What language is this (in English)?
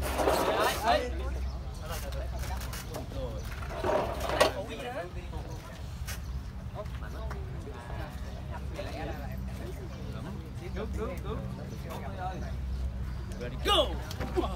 Vietnamese